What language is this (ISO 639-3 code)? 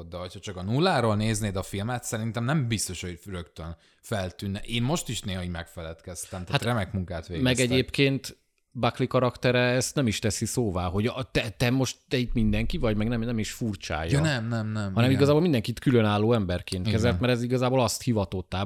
hun